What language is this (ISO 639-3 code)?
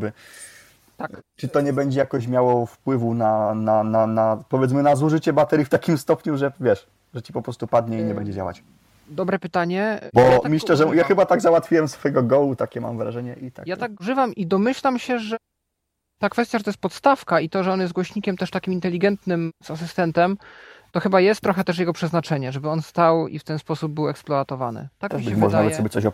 pol